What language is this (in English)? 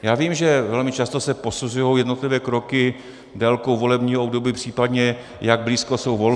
Czech